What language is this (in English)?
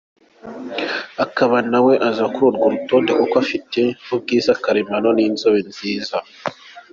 Kinyarwanda